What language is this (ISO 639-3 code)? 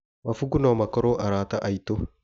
kik